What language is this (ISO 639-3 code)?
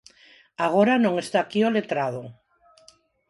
glg